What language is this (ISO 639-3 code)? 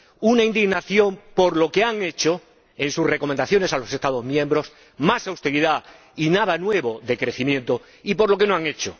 spa